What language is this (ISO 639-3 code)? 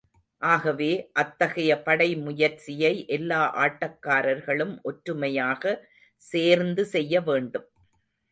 tam